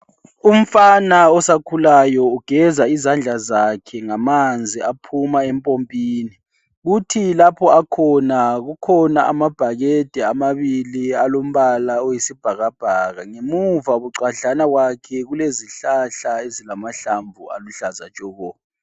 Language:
North Ndebele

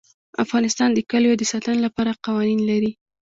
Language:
Pashto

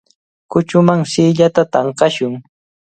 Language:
Cajatambo North Lima Quechua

